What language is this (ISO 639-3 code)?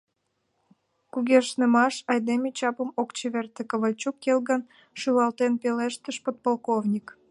chm